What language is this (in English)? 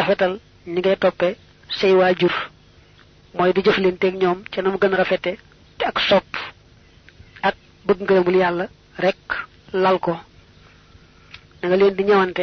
French